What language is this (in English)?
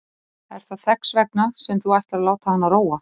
Icelandic